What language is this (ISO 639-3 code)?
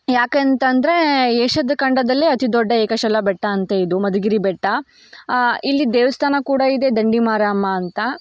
kan